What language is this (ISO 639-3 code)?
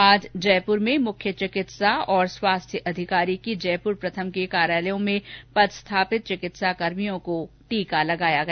hin